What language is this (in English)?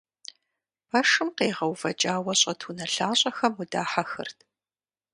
Kabardian